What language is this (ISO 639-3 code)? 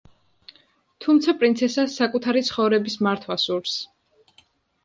kat